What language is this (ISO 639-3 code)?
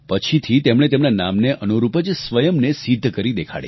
guj